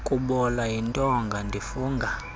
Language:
Xhosa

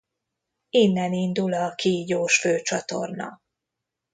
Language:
Hungarian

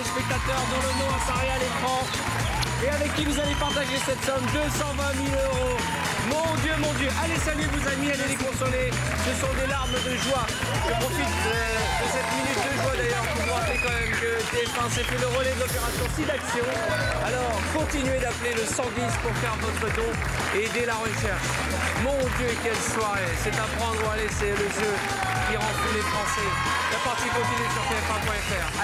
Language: French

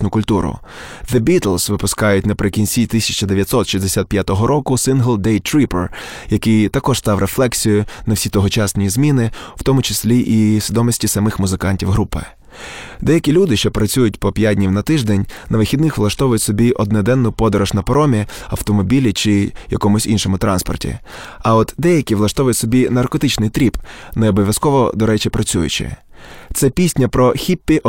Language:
Ukrainian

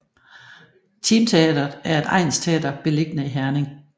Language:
Danish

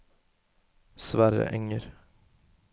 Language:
Norwegian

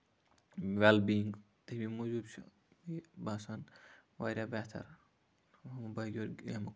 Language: Kashmiri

